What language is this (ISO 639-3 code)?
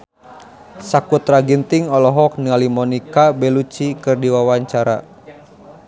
sun